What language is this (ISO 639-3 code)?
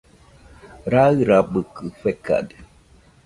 hux